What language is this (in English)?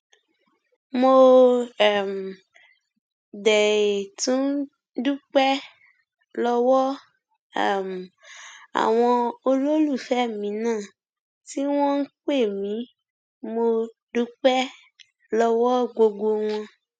Yoruba